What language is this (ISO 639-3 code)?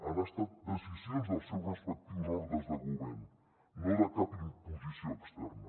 cat